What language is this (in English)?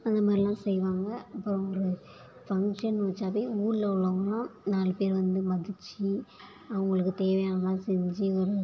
Tamil